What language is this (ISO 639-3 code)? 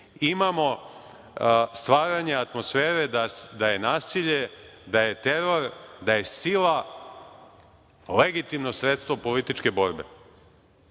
srp